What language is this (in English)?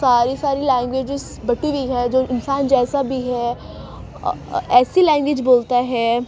Urdu